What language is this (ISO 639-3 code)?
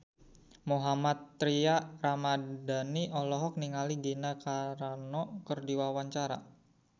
sun